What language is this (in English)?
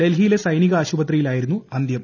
Malayalam